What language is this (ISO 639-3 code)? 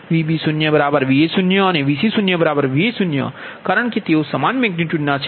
guj